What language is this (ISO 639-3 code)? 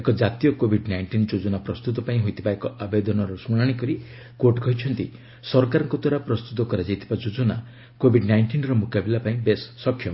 ori